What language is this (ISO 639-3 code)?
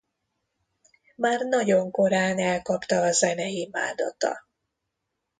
hun